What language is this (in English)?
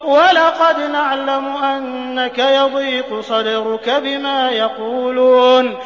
Arabic